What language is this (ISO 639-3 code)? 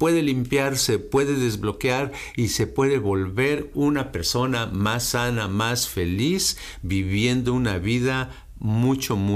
spa